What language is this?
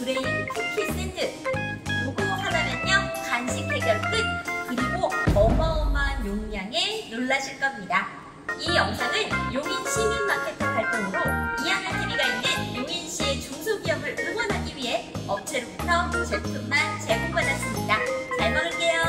Korean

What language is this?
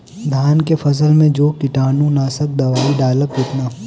Bhojpuri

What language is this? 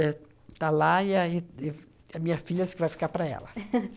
Portuguese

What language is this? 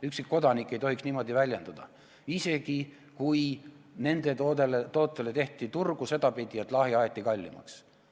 Estonian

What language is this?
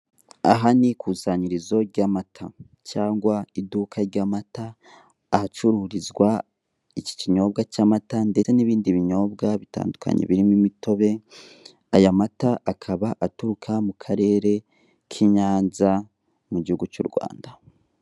Kinyarwanda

